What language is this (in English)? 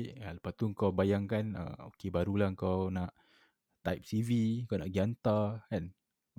Malay